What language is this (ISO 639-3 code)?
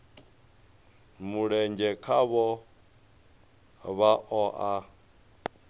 ven